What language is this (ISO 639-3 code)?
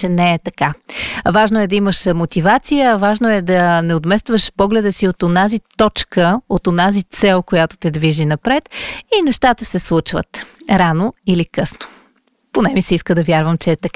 bul